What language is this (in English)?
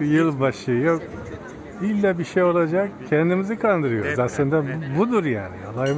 Turkish